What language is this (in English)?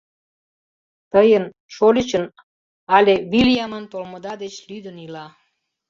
Mari